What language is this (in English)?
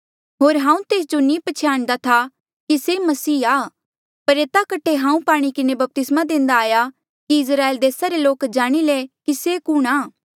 Mandeali